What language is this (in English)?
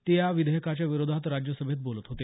Marathi